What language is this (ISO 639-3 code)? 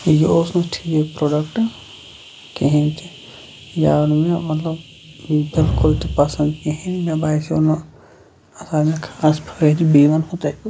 kas